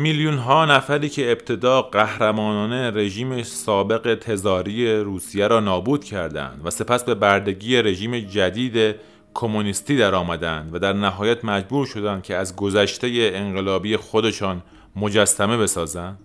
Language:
Persian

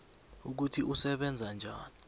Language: South Ndebele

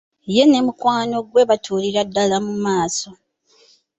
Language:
Ganda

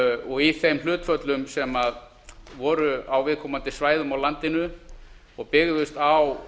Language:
Icelandic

